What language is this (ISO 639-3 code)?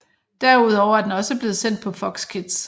dan